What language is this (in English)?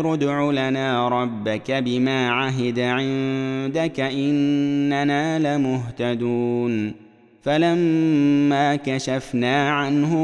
Arabic